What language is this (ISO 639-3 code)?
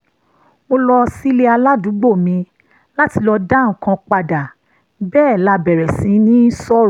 yor